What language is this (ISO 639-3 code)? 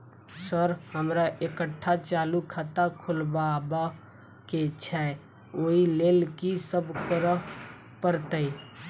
mai